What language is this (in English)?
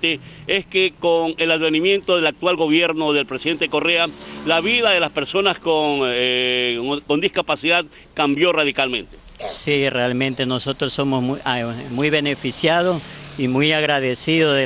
Spanish